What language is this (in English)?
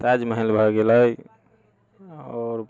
Maithili